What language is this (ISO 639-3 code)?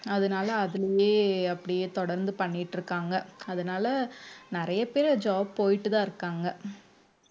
tam